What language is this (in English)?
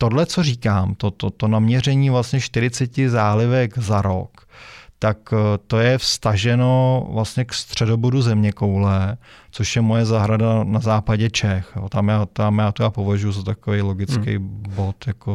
Czech